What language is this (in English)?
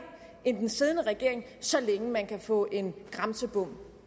Danish